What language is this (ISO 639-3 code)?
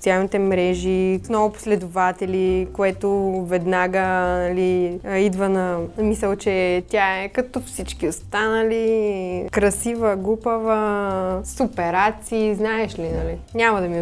bul